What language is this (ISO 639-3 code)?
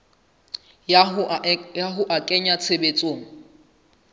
sot